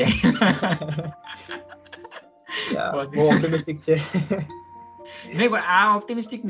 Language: Gujarati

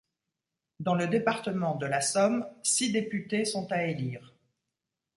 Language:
French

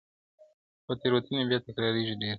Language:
Pashto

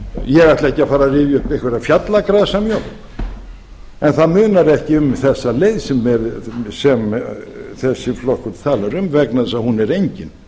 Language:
Icelandic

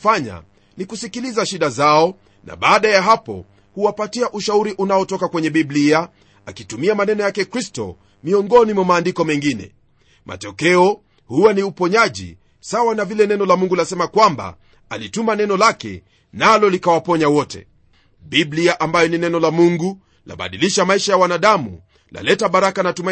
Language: Swahili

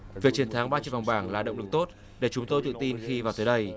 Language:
Vietnamese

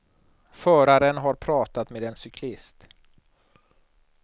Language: Swedish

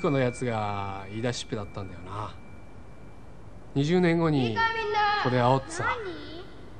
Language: Japanese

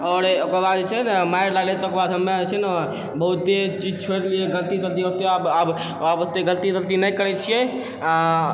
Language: Maithili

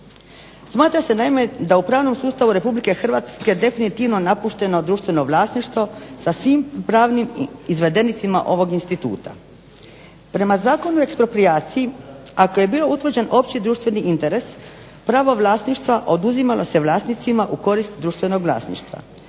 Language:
Croatian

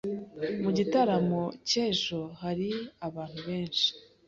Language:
Kinyarwanda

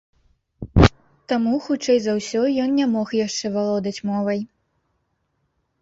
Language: Belarusian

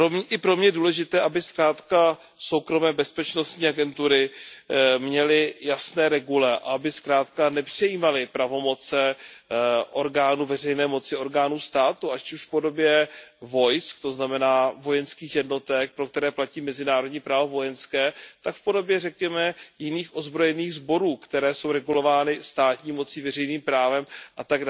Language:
Czech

